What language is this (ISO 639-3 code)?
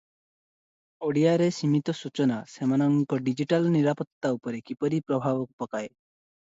ori